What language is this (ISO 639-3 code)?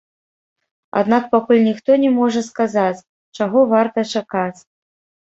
bel